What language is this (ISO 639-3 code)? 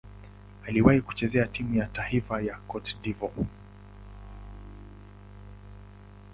swa